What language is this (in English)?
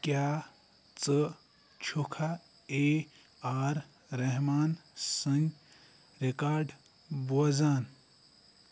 Kashmiri